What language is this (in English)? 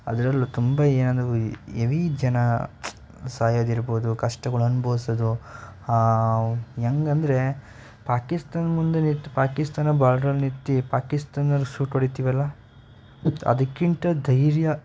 Kannada